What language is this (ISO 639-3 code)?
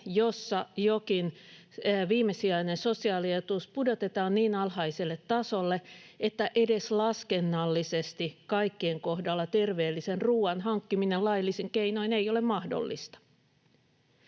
fin